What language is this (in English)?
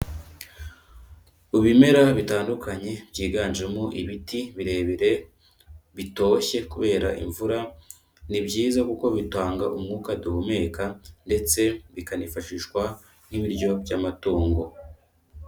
Kinyarwanda